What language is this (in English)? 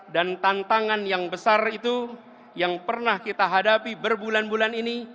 Indonesian